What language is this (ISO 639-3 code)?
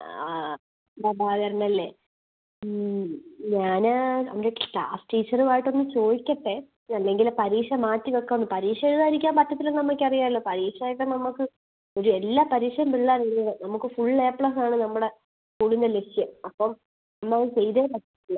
mal